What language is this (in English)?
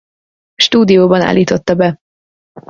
Hungarian